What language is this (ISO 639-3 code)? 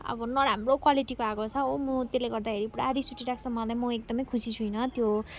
nep